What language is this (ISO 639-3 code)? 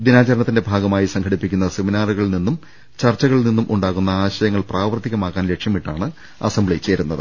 mal